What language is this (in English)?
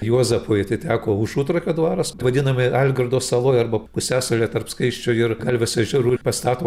Lithuanian